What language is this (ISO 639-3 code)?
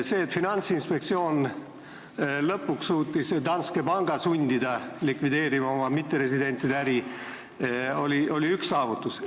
est